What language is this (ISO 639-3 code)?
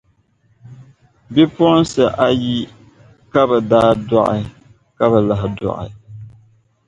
dag